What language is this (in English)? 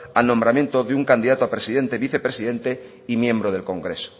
Spanish